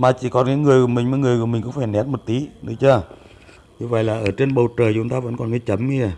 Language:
Vietnamese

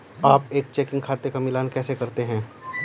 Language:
Hindi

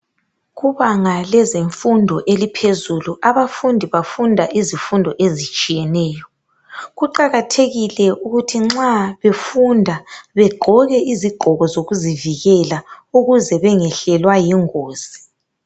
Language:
North Ndebele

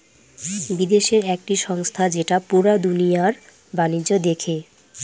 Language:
Bangla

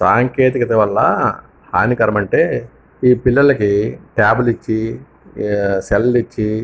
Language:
Telugu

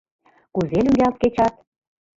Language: Mari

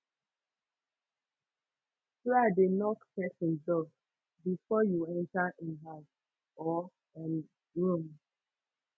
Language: Nigerian Pidgin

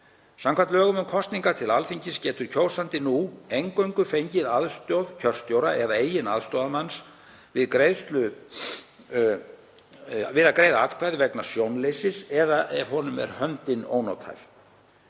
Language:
Icelandic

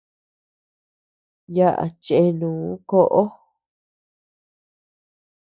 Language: Tepeuxila Cuicatec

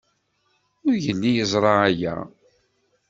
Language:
Kabyle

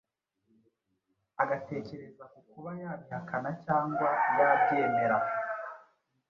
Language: Kinyarwanda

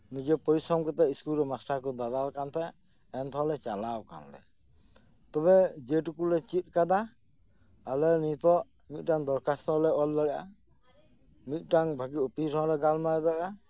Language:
Santali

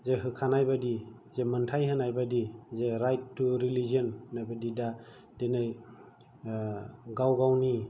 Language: Bodo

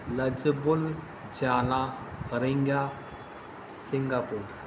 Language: Urdu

